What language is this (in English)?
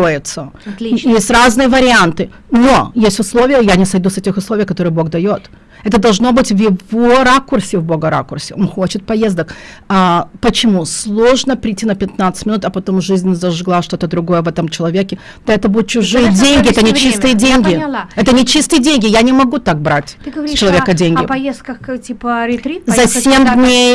Russian